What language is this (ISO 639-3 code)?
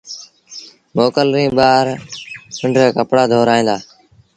sbn